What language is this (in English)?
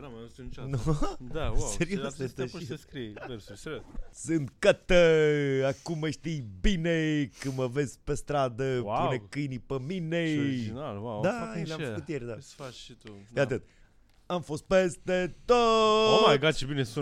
Romanian